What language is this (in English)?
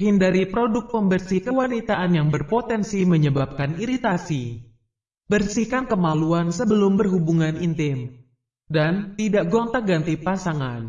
Indonesian